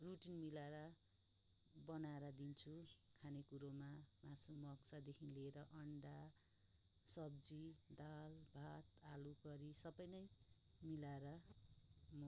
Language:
Nepali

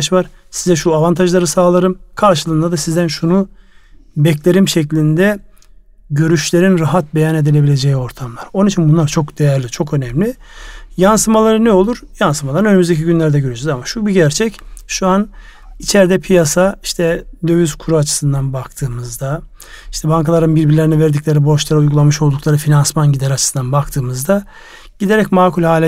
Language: Turkish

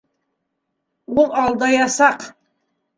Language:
Bashkir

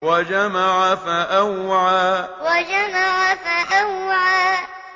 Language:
Arabic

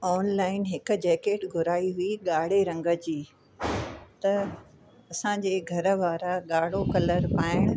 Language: Sindhi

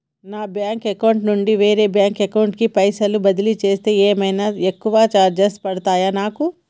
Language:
Telugu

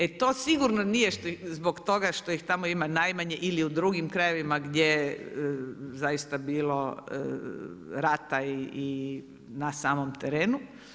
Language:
Croatian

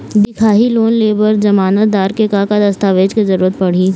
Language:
Chhattisgarhi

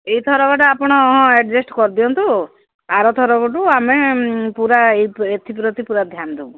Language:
Odia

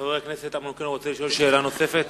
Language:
Hebrew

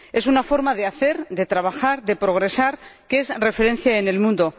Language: Spanish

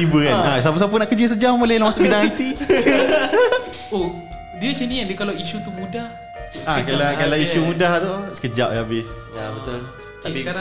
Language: Malay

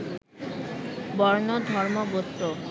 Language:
Bangla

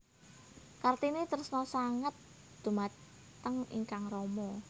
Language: Javanese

